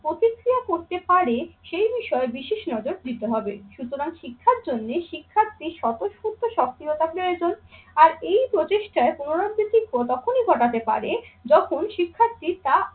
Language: Bangla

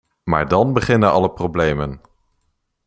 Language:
Dutch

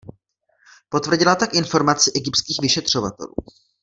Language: Czech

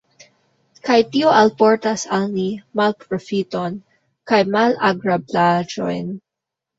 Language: Esperanto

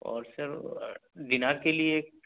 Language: Urdu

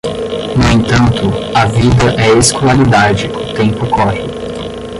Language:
Portuguese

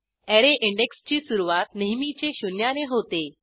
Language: Marathi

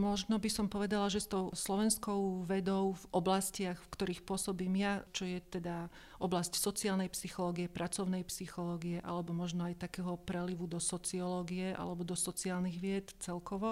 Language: Slovak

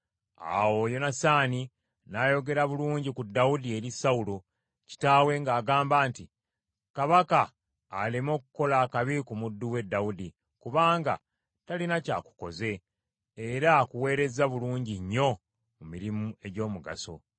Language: Ganda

